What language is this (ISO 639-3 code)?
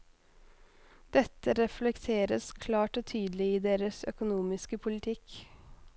nor